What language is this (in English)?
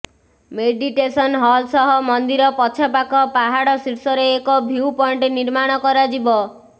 Odia